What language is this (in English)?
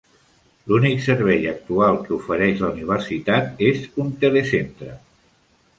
Catalan